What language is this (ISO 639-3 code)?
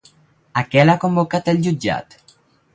cat